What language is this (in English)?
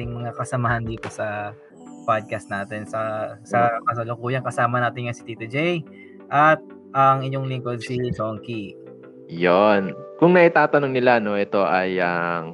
Filipino